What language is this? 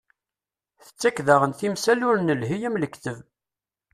Kabyle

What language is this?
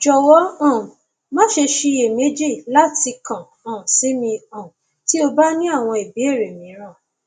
Yoruba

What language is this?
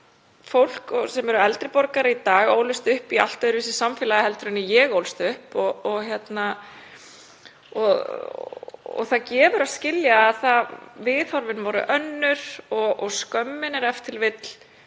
Icelandic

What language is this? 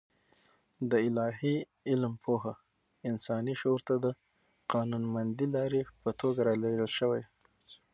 Pashto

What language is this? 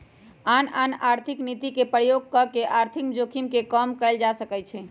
Magahi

